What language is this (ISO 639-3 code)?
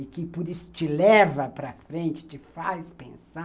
por